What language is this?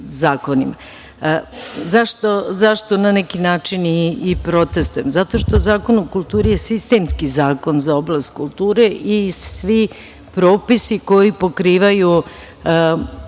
Serbian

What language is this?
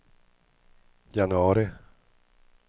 Swedish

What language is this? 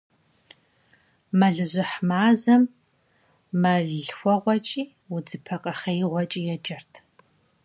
Kabardian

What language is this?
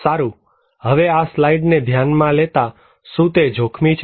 Gujarati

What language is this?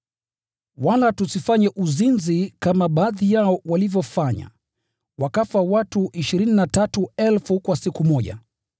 Swahili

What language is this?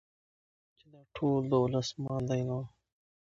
Pashto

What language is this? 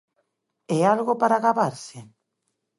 Galician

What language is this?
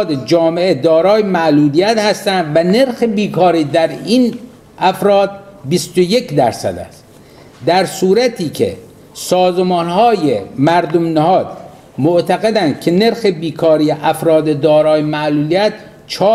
Persian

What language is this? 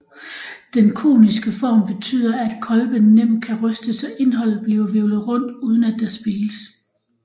Danish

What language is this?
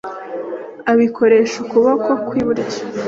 Kinyarwanda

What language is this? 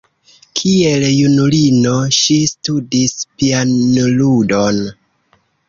Esperanto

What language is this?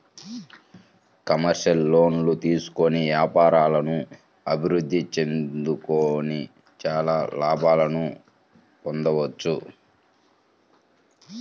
Telugu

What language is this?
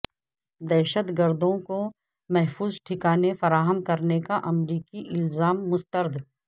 Urdu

